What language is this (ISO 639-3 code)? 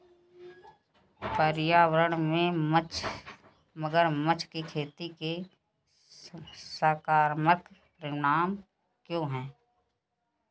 hin